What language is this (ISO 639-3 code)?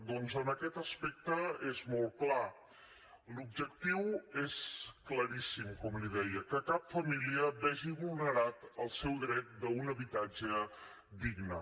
cat